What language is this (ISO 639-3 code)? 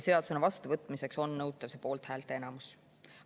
est